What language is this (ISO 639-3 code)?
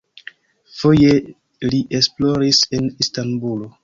epo